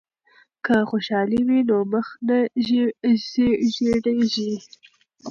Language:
Pashto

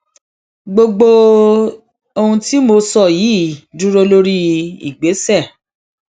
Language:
Yoruba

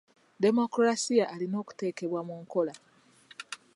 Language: Ganda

